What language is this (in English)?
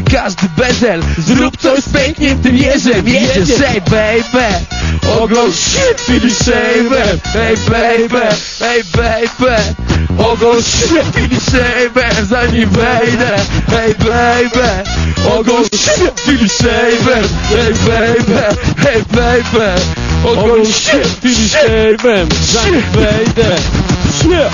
Polish